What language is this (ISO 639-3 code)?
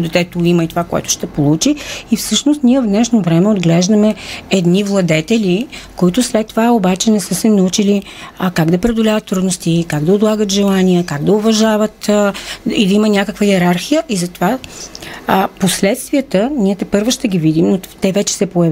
bul